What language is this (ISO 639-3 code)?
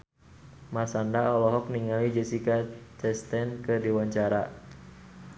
sun